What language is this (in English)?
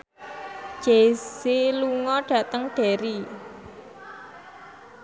Javanese